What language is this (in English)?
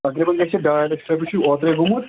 Kashmiri